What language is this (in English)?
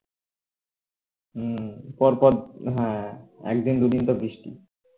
Bangla